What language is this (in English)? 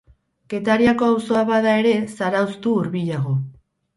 Basque